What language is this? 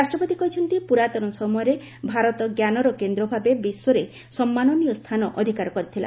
Odia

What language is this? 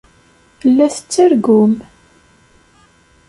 Kabyle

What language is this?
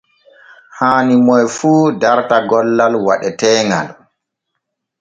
Borgu Fulfulde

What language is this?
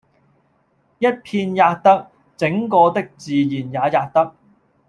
Cantonese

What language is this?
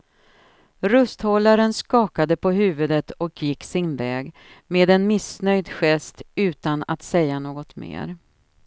Swedish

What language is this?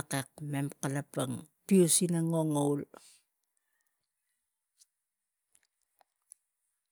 Tigak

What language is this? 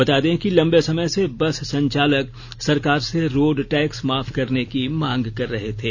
Hindi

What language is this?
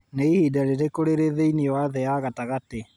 Kikuyu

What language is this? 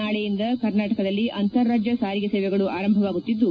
Kannada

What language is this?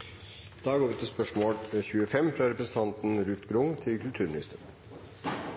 Norwegian Nynorsk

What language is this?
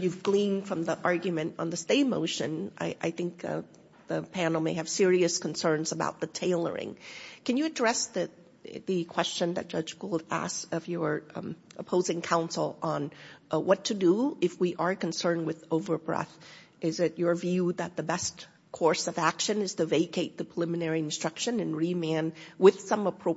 English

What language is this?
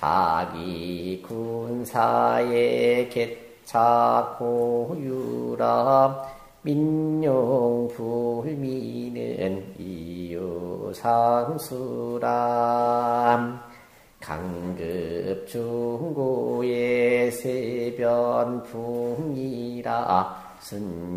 Korean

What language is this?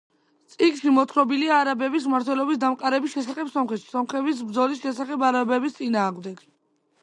Georgian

